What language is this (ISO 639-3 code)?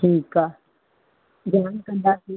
snd